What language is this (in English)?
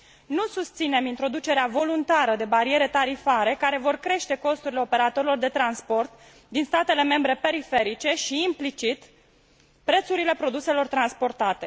Romanian